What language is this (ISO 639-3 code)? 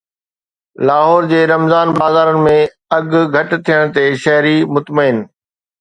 snd